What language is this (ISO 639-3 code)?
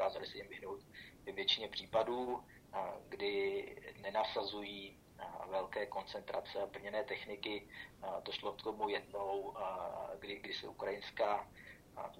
ces